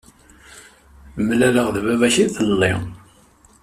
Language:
Kabyle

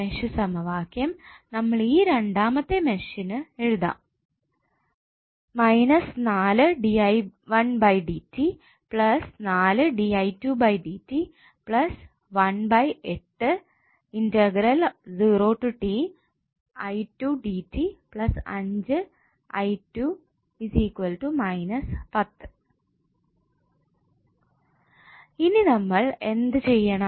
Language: Malayalam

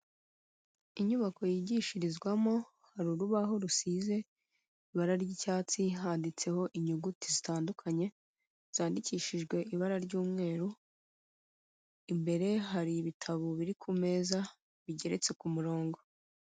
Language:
Kinyarwanda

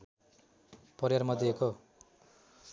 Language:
Nepali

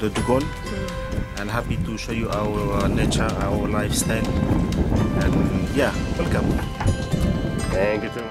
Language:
Japanese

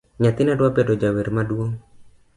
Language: Luo (Kenya and Tanzania)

